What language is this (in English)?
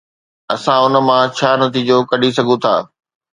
Sindhi